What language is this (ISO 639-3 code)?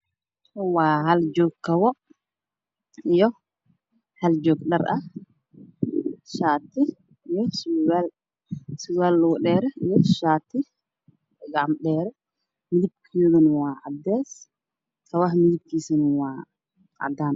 som